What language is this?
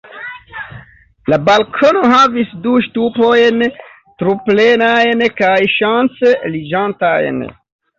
Esperanto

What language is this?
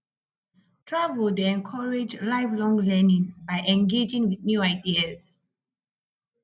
Nigerian Pidgin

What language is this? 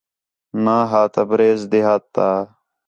Khetrani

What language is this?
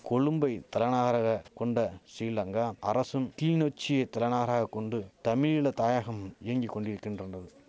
Tamil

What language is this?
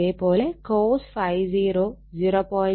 Malayalam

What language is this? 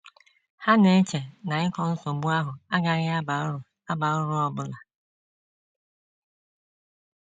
Igbo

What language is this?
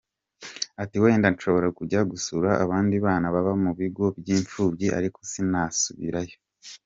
Kinyarwanda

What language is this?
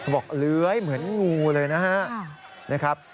Thai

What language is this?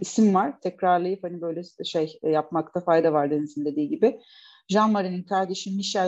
Turkish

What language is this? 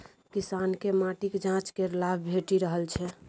Maithili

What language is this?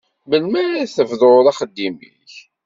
Kabyle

